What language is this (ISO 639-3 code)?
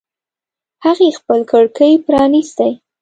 pus